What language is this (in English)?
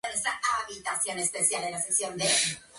Spanish